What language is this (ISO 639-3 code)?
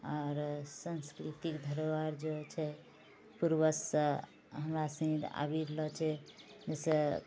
mai